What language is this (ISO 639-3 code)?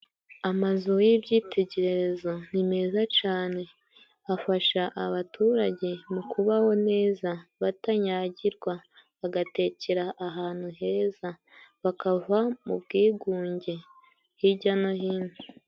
kin